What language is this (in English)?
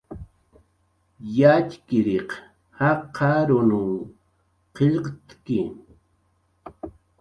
Jaqaru